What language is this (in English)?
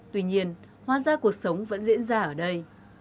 Vietnamese